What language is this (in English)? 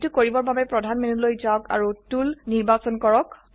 Assamese